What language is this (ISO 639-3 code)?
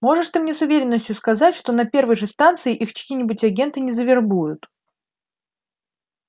rus